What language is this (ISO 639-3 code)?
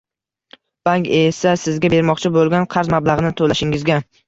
uzb